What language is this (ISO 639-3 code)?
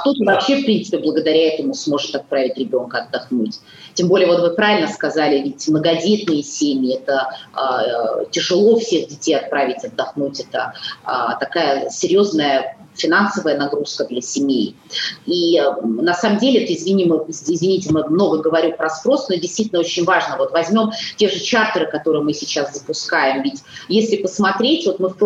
rus